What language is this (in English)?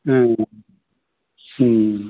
Bodo